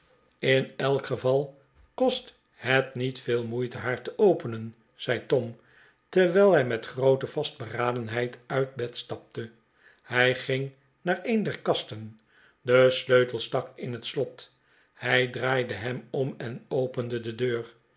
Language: Dutch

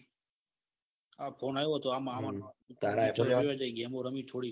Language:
Gujarati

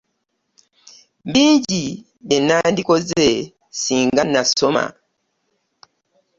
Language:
Ganda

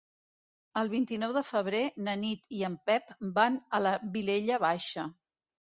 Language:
Catalan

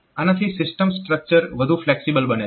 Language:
Gujarati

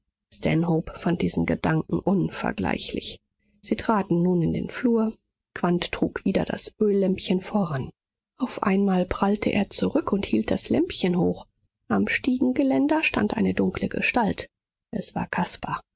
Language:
German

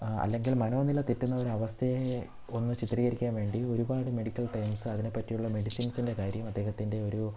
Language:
Malayalam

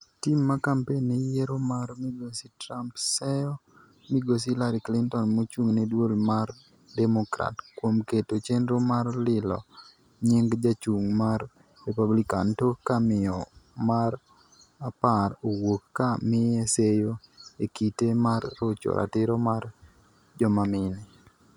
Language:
Luo (Kenya and Tanzania)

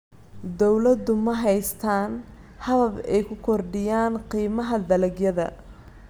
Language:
Somali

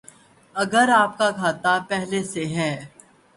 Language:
Urdu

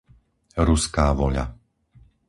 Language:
Slovak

